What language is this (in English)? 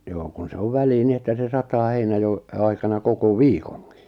Finnish